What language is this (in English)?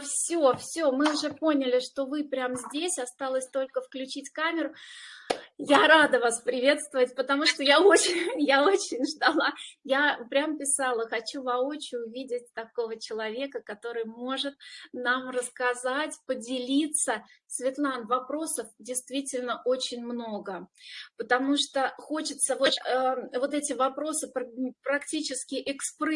Russian